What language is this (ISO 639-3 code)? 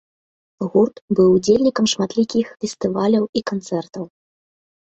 bel